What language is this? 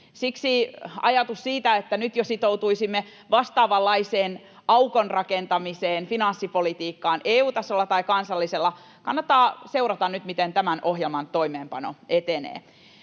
Finnish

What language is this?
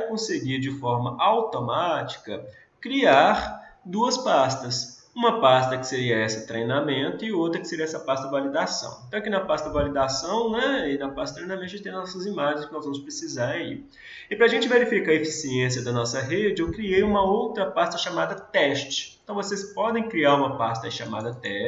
Portuguese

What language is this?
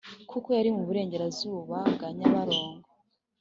Kinyarwanda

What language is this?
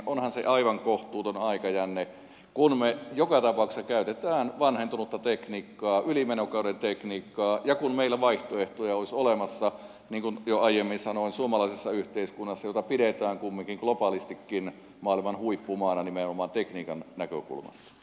Finnish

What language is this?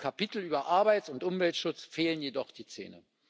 German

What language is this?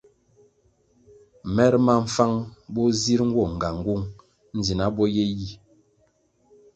Kwasio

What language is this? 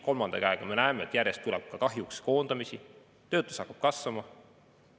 Estonian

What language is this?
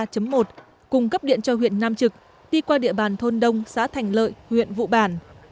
Vietnamese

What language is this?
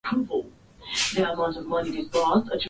Swahili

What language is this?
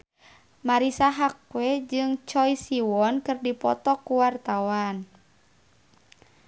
Sundanese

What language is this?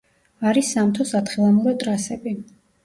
Georgian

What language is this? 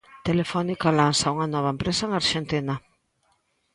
Galician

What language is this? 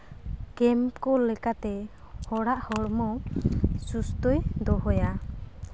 Santali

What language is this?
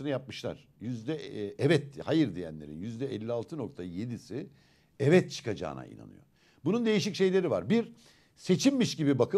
Turkish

